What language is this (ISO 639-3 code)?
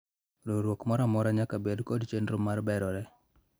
luo